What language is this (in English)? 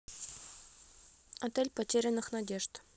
Russian